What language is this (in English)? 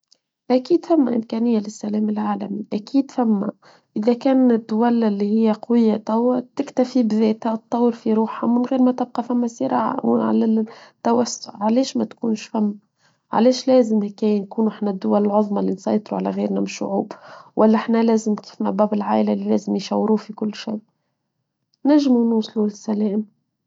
Tunisian Arabic